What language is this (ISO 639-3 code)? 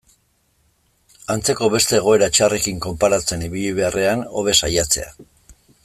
eus